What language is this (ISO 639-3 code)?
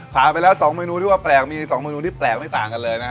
tha